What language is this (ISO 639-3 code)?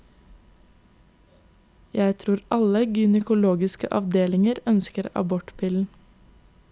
nor